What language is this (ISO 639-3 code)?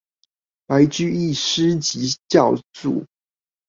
zho